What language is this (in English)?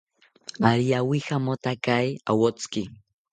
South Ucayali Ashéninka